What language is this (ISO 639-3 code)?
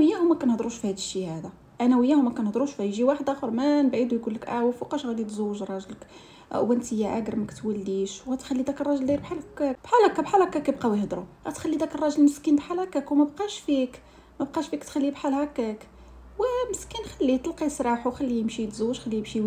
ara